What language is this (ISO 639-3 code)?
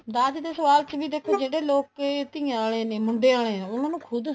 pan